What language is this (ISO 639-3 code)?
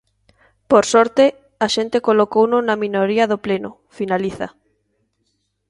glg